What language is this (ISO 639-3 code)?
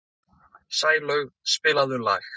isl